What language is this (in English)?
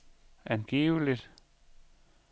Danish